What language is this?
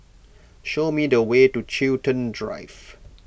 English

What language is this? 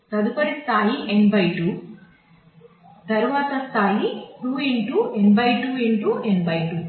Telugu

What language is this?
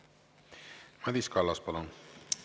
Estonian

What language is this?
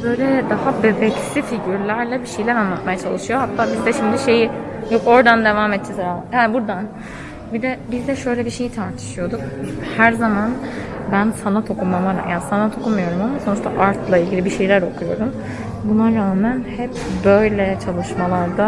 Turkish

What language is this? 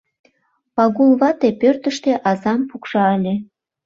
Mari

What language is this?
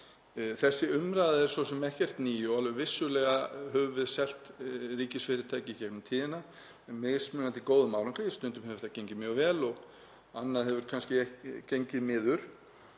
Icelandic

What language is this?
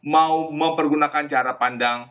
Indonesian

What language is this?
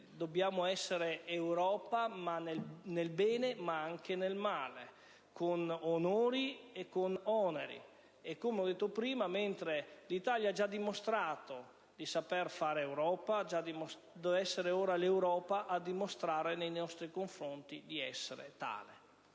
Italian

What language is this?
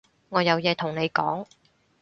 Cantonese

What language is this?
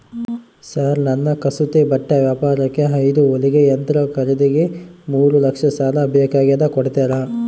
Kannada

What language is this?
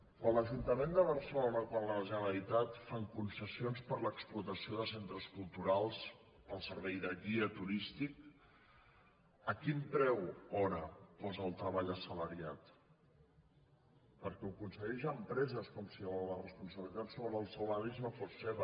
Catalan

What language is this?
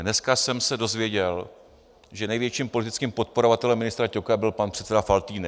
Czech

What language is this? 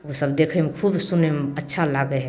Maithili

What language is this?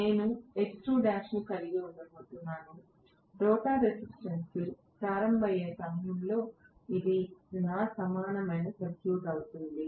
Telugu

